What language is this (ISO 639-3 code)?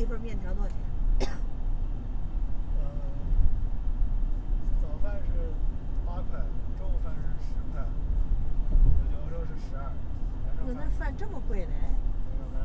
zho